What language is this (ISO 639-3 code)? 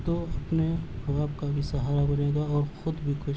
urd